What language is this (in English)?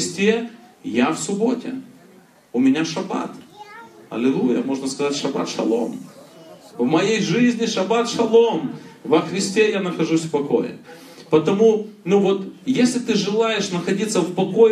Russian